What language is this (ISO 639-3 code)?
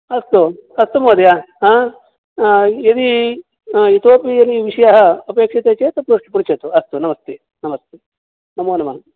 san